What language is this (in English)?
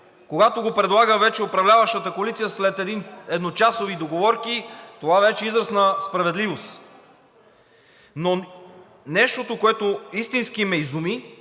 Bulgarian